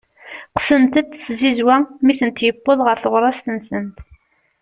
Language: Kabyle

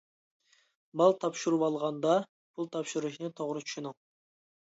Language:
Uyghur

